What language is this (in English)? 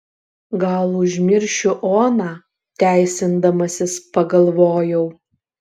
Lithuanian